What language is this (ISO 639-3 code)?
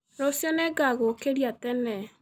kik